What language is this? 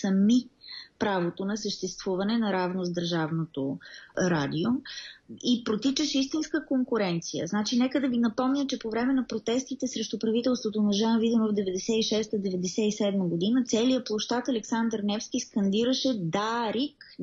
Bulgarian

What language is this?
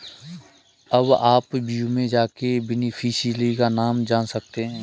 Hindi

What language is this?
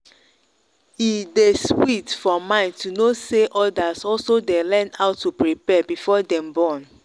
Nigerian Pidgin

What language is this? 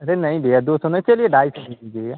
Hindi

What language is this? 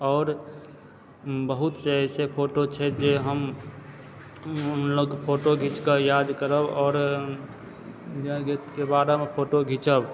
Maithili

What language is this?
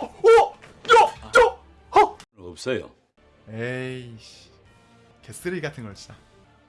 Korean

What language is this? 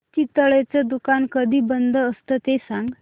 Marathi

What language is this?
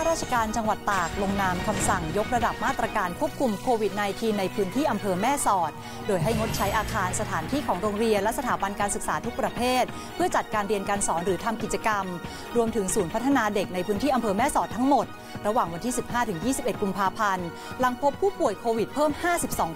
Thai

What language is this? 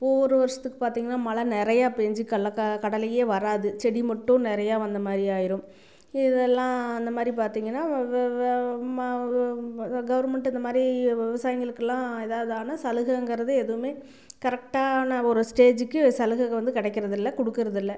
Tamil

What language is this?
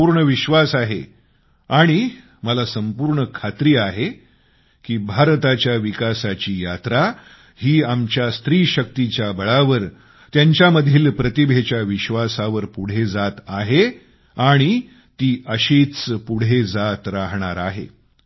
Marathi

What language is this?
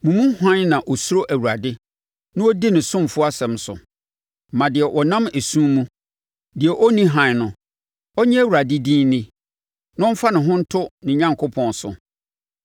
Akan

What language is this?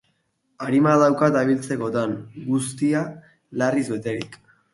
Basque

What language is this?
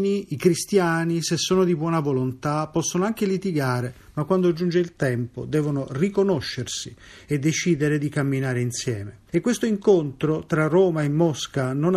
Italian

